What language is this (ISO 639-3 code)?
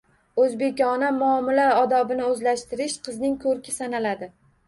uzb